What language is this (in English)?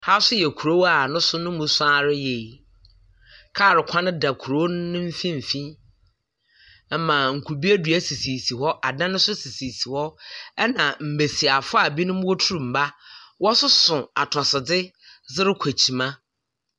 Akan